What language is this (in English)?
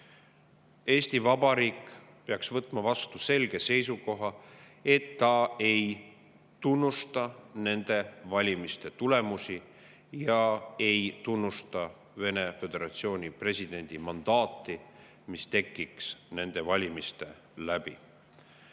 Estonian